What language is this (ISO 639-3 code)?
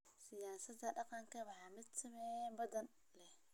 som